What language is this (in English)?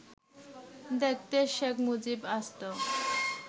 Bangla